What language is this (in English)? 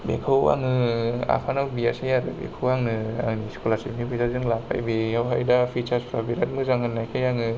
Bodo